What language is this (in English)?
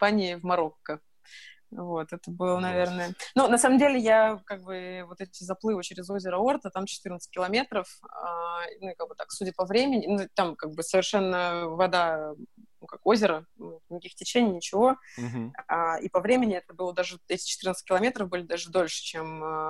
Russian